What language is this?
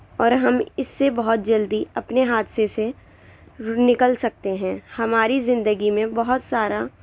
Urdu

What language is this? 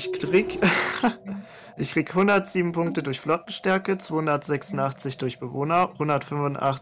German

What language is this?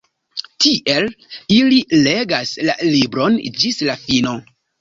Esperanto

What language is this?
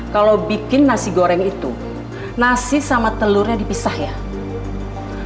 Indonesian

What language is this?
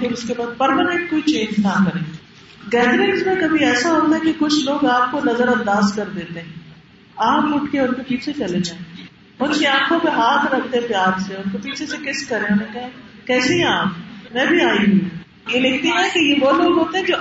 Urdu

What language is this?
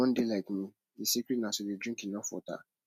Nigerian Pidgin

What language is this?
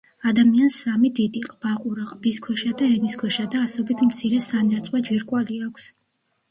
Georgian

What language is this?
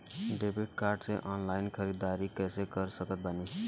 Bhojpuri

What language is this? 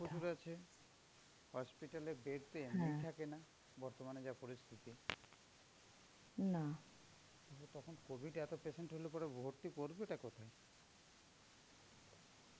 Bangla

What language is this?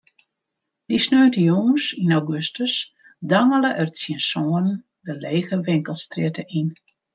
Western Frisian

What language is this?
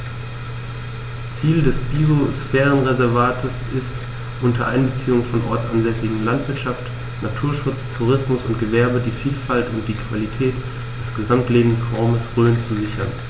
German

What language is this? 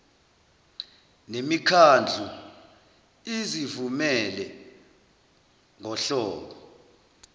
Zulu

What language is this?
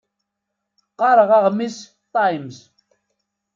Kabyle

